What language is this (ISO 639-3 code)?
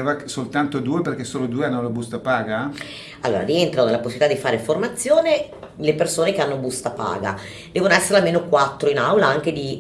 ita